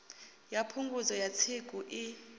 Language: Venda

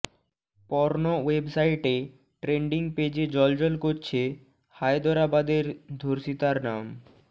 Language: Bangla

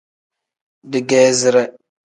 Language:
Tem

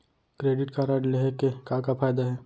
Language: Chhattisgarhi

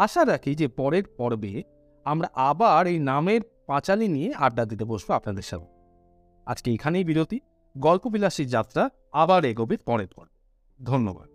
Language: Bangla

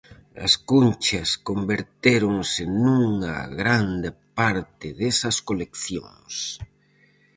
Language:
Galician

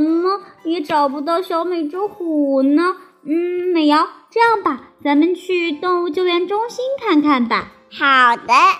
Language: Chinese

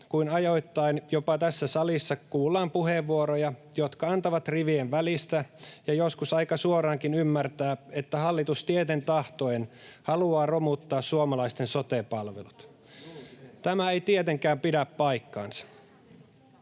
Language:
Finnish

